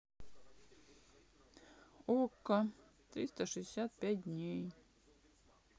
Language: Russian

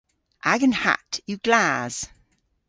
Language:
Cornish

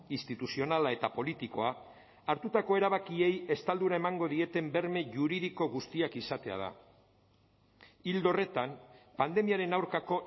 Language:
Basque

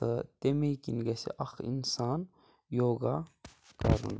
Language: Kashmiri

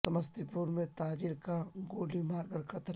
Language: Urdu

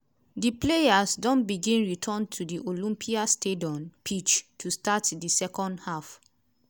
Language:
Nigerian Pidgin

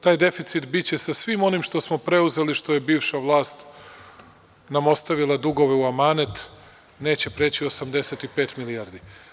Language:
Serbian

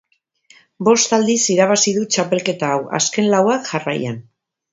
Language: Basque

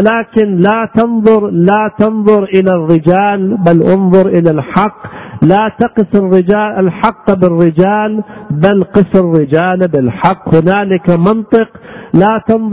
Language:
Arabic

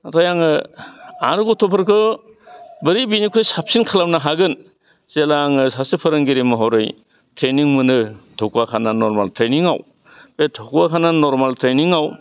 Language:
Bodo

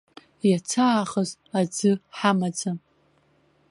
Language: Abkhazian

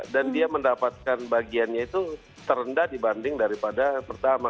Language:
Indonesian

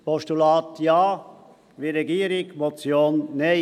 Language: Swiss German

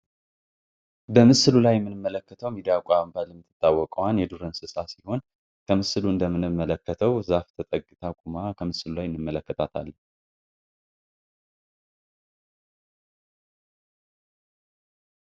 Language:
Amharic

